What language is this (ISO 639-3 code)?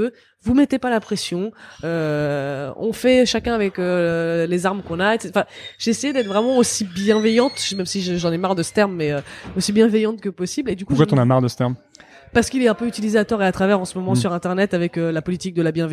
fra